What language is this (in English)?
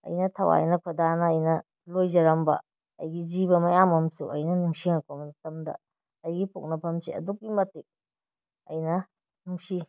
Manipuri